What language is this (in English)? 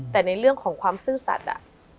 Thai